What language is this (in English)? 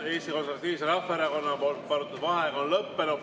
Estonian